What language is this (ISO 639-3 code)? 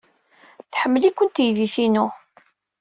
kab